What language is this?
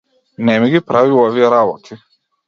Macedonian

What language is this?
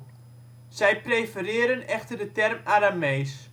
Dutch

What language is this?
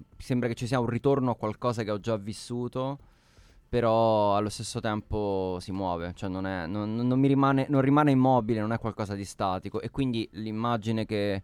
Italian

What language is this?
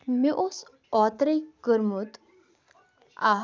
Kashmiri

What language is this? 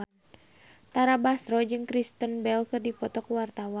Sundanese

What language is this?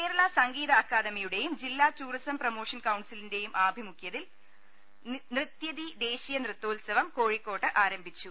Malayalam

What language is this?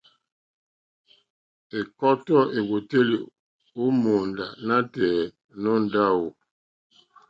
Mokpwe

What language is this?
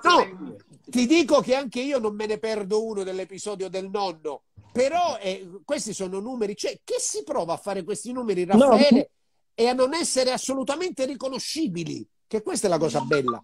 Italian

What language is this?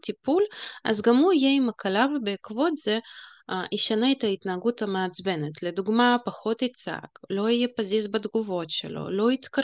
Hebrew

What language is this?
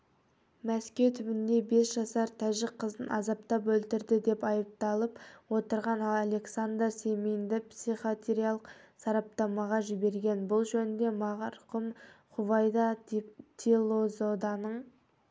Kazakh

